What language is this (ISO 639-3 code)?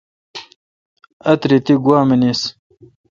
xka